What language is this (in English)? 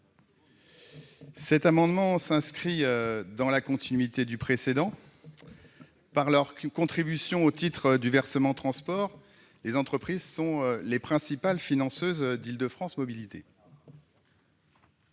French